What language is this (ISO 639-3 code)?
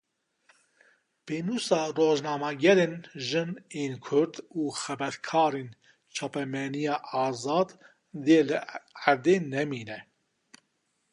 kur